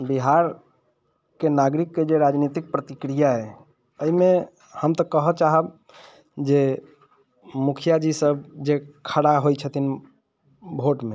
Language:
Maithili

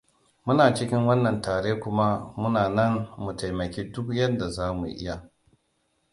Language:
Hausa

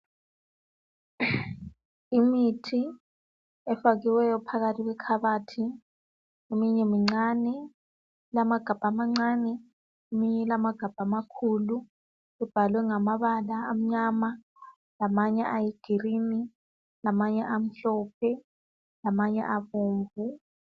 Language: North Ndebele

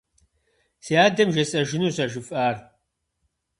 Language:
Kabardian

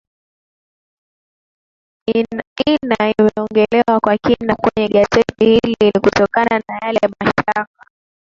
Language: Swahili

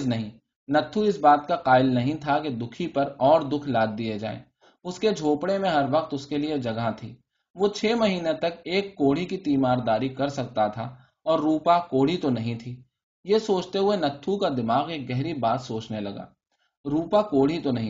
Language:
Urdu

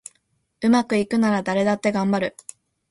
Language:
Japanese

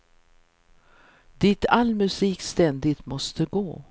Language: Swedish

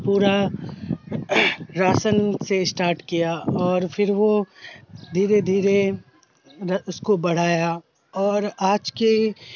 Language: Urdu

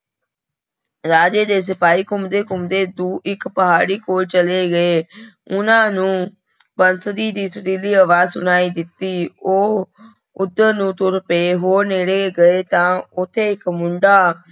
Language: Punjabi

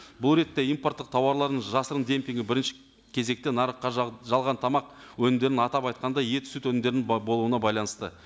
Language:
Kazakh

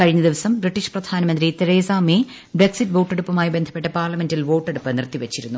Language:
Malayalam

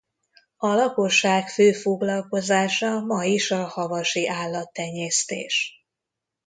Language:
Hungarian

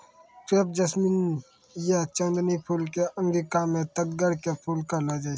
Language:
Maithili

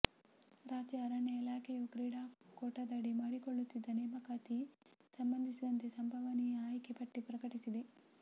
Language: Kannada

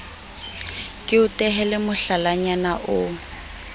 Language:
Southern Sotho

